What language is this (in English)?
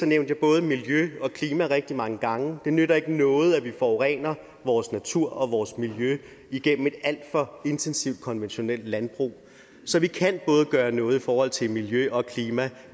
Danish